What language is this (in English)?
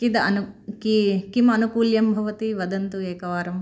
Sanskrit